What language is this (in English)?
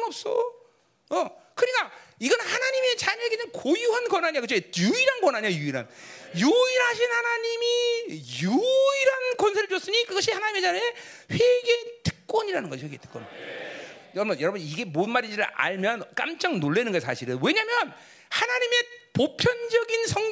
Korean